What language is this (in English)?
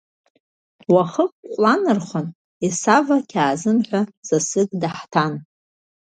Abkhazian